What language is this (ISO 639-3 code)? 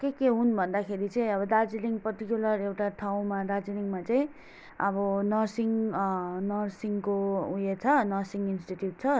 nep